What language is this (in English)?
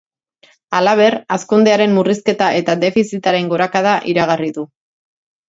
Basque